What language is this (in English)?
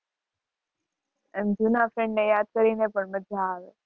Gujarati